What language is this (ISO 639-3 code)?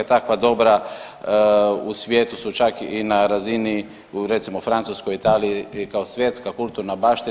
hrv